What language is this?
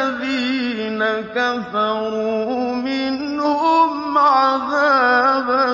Arabic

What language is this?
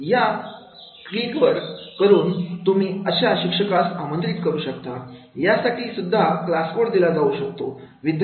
Marathi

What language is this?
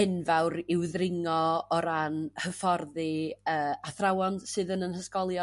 Welsh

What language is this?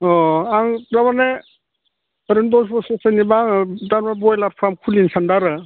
Bodo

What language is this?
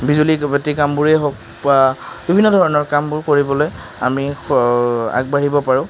Assamese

